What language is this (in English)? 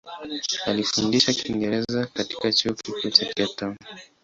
Swahili